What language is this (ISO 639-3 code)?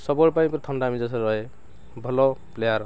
ori